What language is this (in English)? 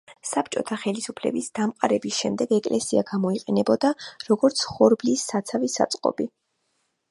Georgian